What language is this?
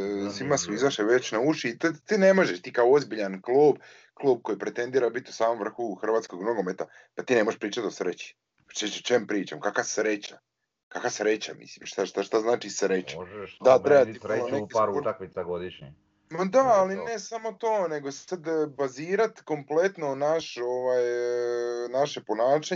Croatian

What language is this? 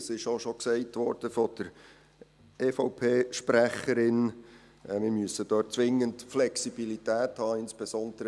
Swiss German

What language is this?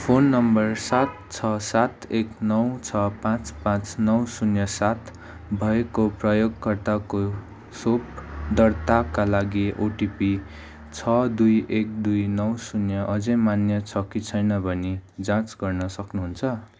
Nepali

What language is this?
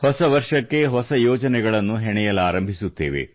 Kannada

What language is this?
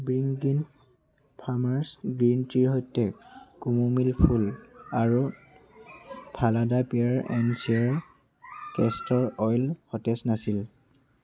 Assamese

